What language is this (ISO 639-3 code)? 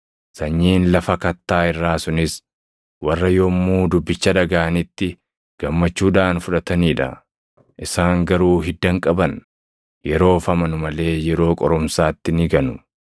orm